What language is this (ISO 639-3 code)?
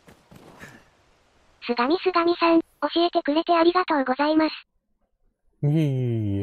jpn